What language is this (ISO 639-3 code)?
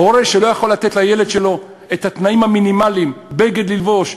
heb